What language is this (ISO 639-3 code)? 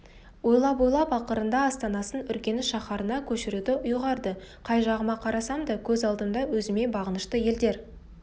kaz